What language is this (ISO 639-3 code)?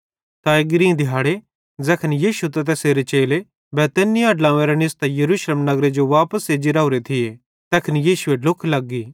bhd